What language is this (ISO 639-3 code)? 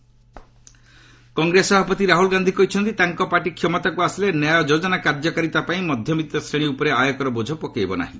ori